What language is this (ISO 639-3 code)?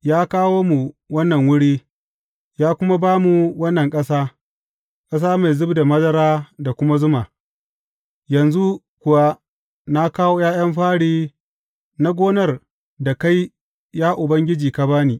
hau